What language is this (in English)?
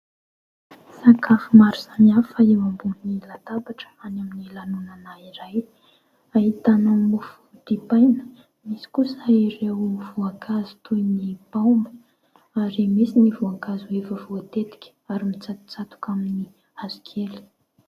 Malagasy